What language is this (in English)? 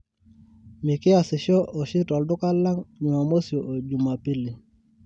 Masai